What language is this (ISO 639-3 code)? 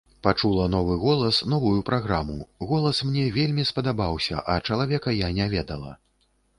bel